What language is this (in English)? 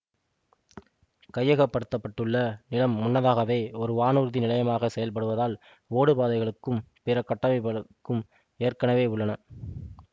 Tamil